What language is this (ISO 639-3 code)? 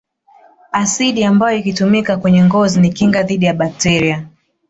swa